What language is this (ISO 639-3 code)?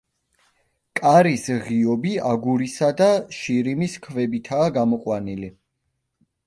kat